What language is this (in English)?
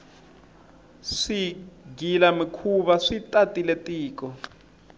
Tsonga